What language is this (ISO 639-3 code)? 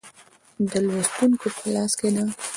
pus